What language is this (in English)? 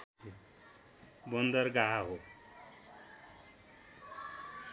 Nepali